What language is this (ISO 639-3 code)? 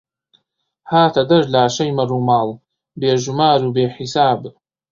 ckb